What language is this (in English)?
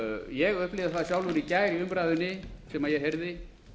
Icelandic